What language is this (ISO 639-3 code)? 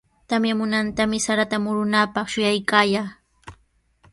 qws